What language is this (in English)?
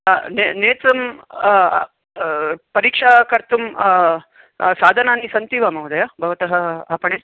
Sanskrit